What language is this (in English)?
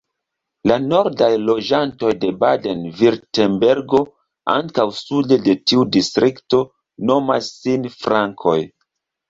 Esperanto